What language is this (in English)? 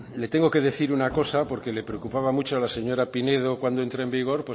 Spanish